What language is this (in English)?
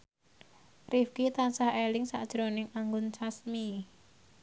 Javanese